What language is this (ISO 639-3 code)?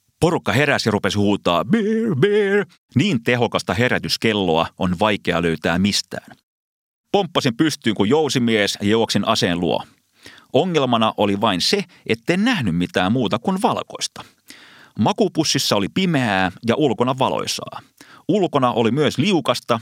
fin